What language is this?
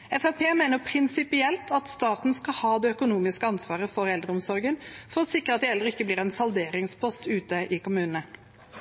Norwegian Bokmål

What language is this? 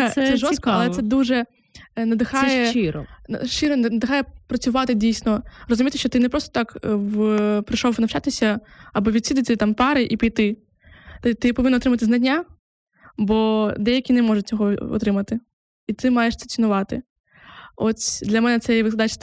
Ukrainian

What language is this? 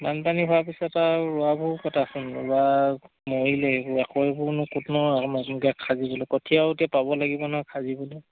Assamese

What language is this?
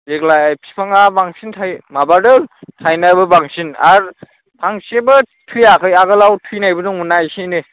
Bodo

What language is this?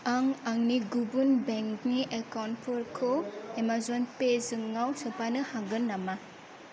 Bodo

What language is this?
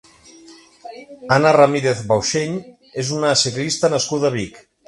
Catalan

